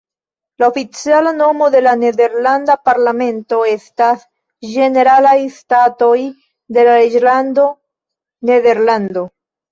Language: Esperanto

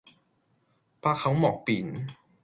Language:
Cantonese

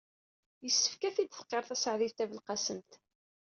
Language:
Kabyle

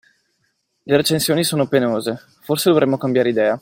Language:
Italian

